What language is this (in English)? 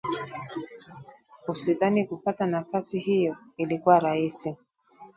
Swahili